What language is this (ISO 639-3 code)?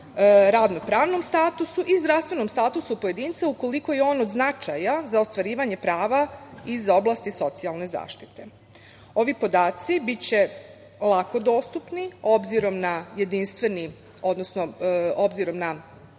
srp